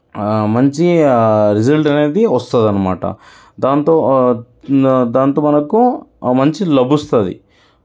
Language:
Telugu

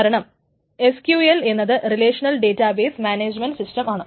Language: Malayalam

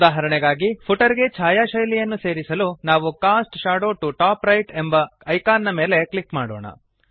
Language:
Kannada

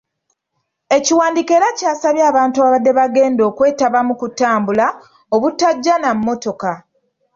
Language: Ganda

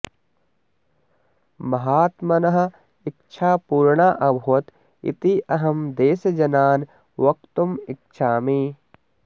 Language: Sanskrit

